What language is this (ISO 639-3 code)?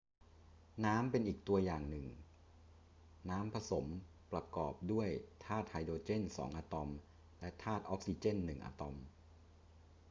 tha